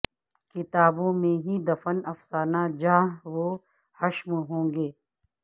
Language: Urdu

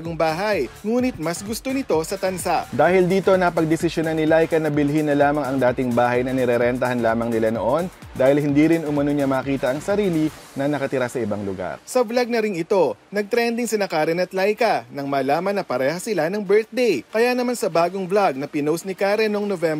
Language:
Filipino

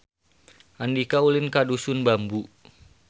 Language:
Sundanese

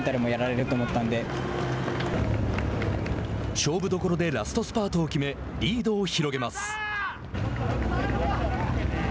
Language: Japanese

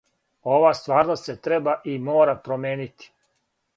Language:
Serbian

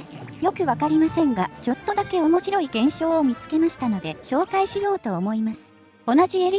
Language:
Japanese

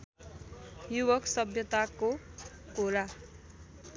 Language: Nepali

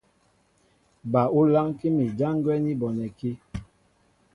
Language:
Mbo (Cameroon)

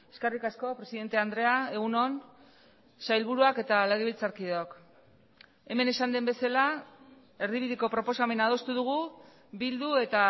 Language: Basque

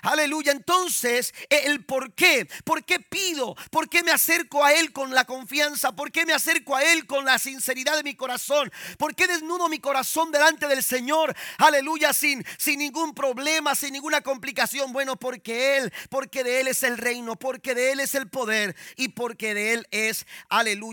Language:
Spanish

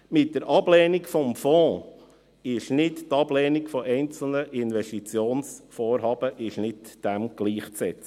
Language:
Swiss German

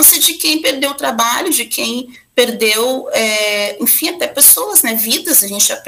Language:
Portuguese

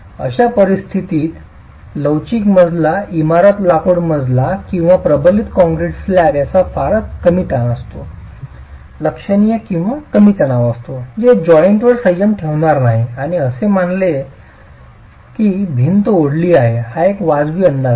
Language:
Marathi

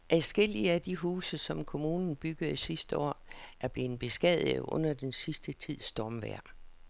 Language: Danish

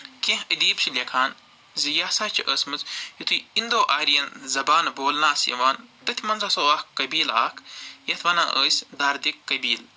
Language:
Kashmiri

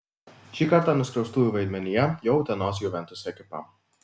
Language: Lithuanian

